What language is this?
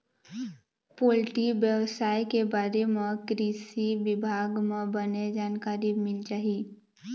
Chhattisgarhi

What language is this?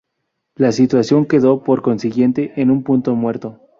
Spanish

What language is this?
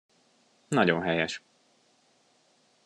Hungarian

